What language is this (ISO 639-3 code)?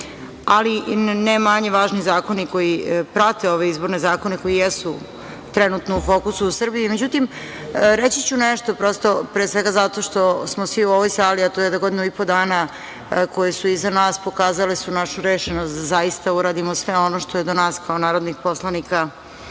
srp